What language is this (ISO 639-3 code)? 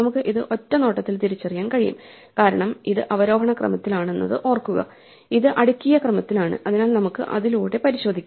mal